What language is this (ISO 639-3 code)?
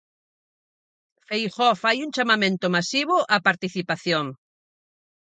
glg